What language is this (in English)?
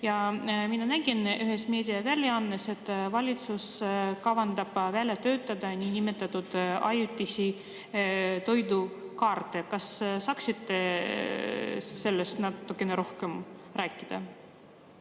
Estonian